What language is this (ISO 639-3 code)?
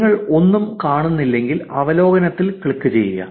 mal